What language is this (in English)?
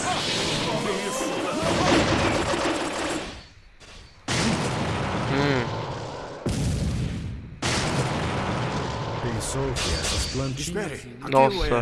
Portuguese